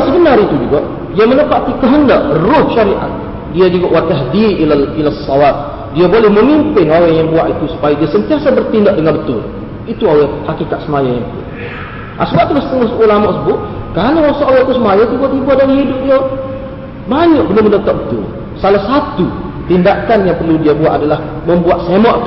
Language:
Malay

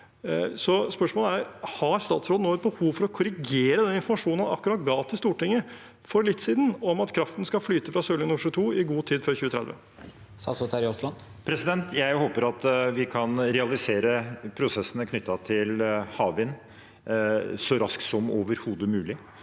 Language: Norwegian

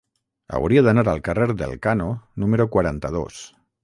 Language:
Catalan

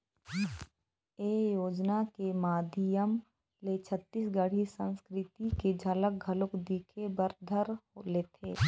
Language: Chhattisgarhi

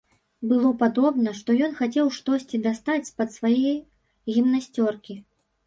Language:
Belarusian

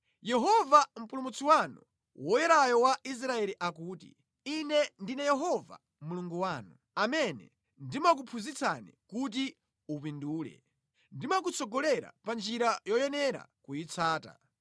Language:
Nyanja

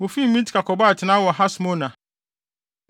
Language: Akan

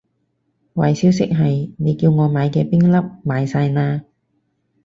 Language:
Cantonese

